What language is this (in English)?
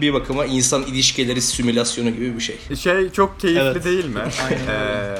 Turkish